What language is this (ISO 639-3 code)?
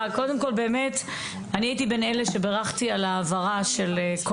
heb